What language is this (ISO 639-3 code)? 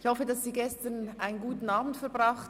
gsw